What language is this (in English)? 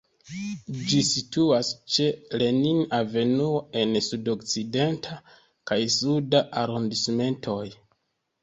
Esperanto